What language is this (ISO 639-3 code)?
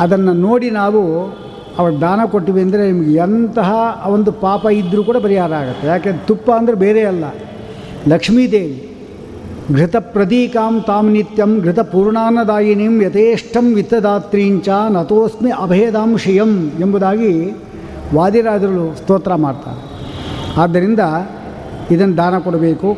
kan